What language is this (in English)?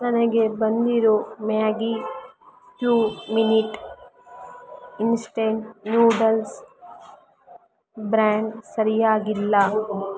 Kannada